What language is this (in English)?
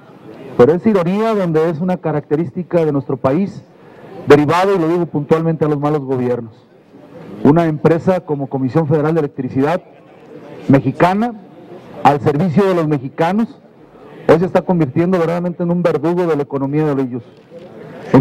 Spanish